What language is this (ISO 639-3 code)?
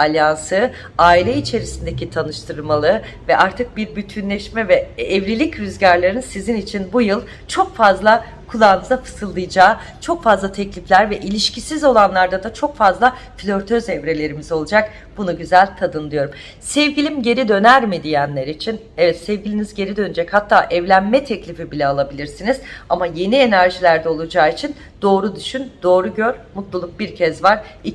tur